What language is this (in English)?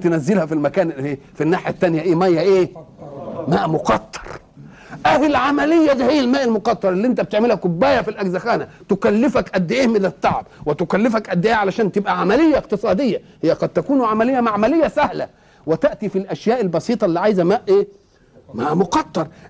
Arabic